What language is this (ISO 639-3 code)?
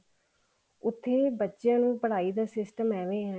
pan